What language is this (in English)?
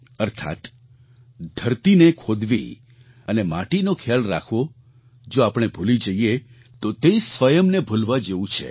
Gujarati